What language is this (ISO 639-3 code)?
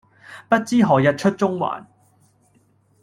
yue